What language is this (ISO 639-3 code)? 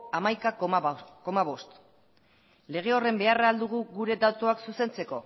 eus